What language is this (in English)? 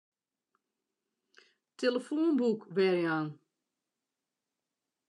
Western Frisian